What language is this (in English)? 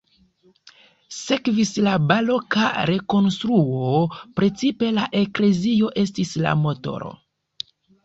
Esperanto